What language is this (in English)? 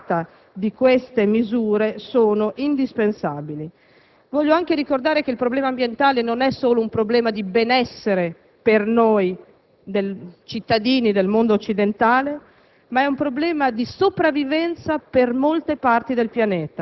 Italian